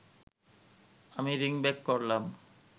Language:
Bangla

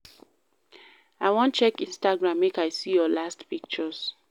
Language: Nigerian Pidgin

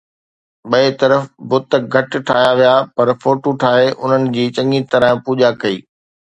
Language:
Sindhi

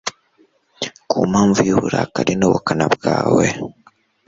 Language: Kinyarwanda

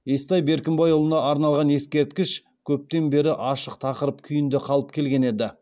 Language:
Kazakh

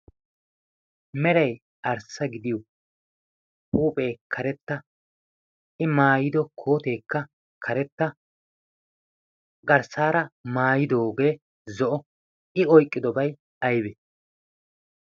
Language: Wolaytta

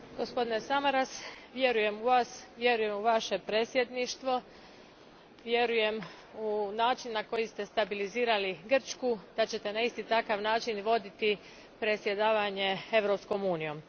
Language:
Croatian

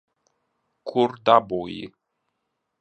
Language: Latvian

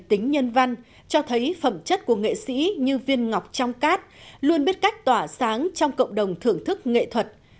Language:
Vietnamese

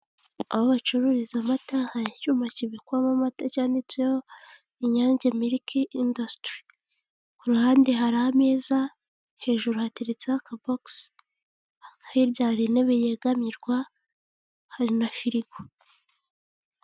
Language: Kinyarwanda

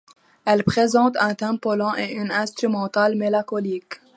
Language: French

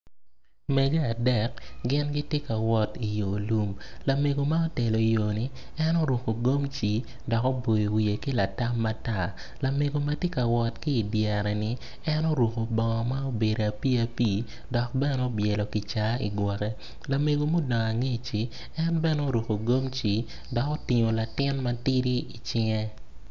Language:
Acoli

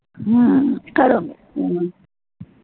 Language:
Punjabi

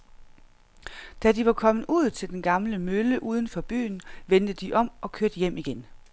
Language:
Danish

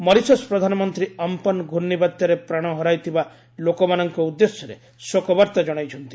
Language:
Odia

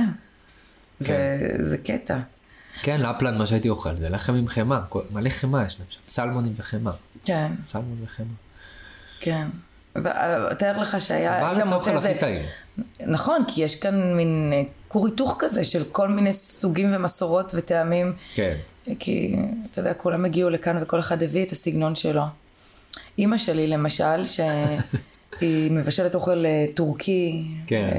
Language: Hebrew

